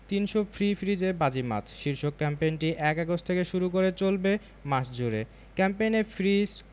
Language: Bangla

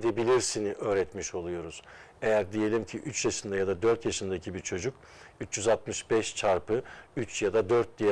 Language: Turkish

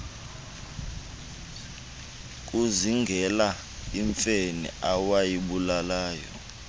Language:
Xhosa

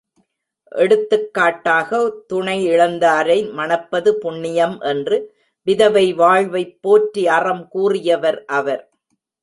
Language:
Tamil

